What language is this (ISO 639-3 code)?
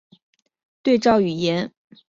zho